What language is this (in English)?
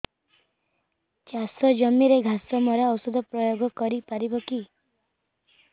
Odia